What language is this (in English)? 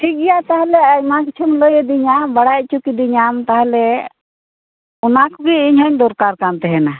Santali